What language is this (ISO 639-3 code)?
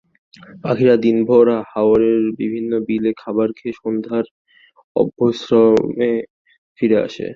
ben